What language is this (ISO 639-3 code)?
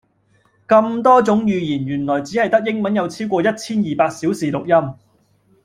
yue